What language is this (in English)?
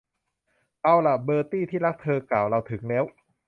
Thai